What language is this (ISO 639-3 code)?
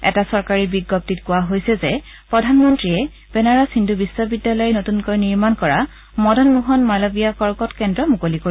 asm